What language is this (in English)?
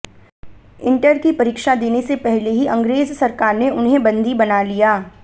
Hindi